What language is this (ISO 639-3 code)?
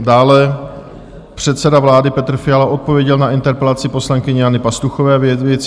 ces